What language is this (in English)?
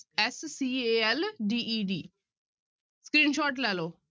Punjabi